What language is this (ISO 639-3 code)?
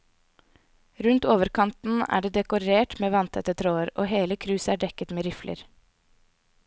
nor